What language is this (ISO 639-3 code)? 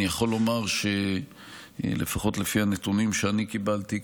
heb